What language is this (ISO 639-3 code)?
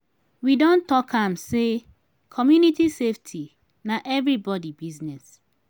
pcm